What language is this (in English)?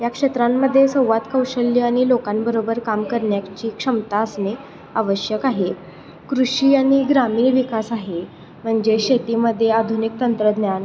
Marathi